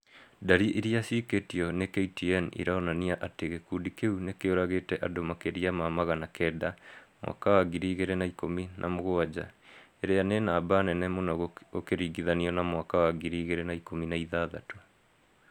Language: Kikuyu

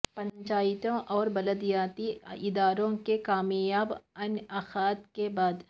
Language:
Urdu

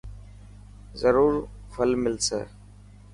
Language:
Dhatki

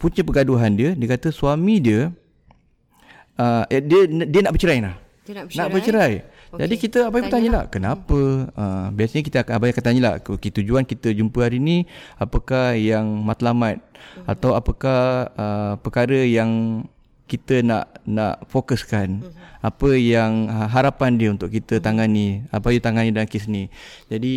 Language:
Malay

